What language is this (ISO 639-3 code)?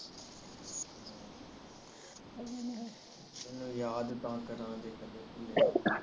pan